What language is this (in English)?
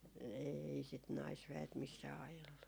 Finnish